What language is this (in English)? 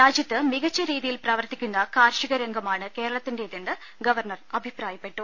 Malayalam